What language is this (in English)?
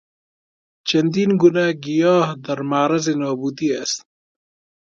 Persian